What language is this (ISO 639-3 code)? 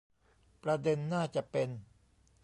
tha